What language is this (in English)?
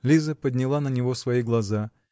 Russian